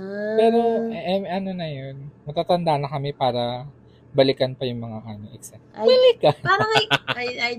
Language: Filipino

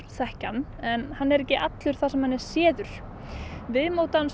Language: Icelandic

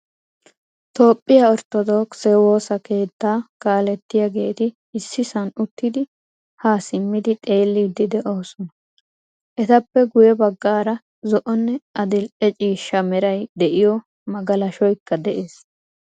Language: Wolaytta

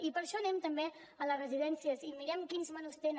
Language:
Catalan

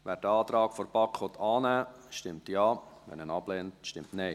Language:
Swiss German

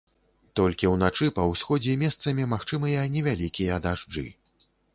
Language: Belarusian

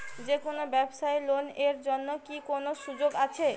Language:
Bangla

